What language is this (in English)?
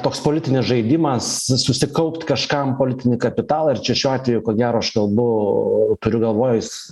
Lithuanian